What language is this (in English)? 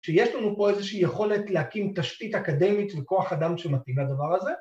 Hebrew